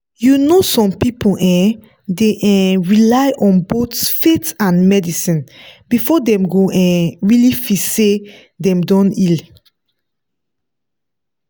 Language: Nigerian Pidgin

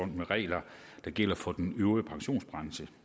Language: Danish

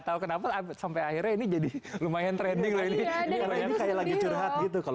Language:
Indonesian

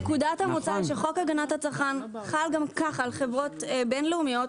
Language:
Hebrew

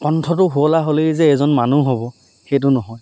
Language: Assamese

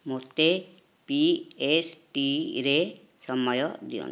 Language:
Odia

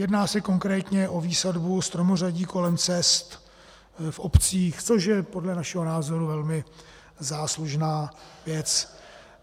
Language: Czech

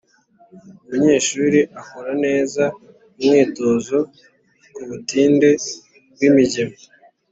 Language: Kinyarwanda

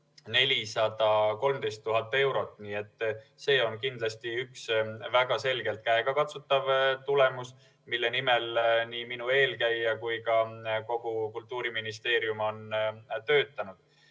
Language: Estonian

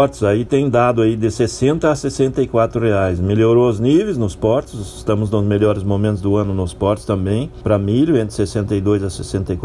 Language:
Portuguese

